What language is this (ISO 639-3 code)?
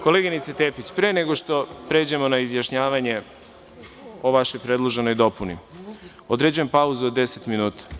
srp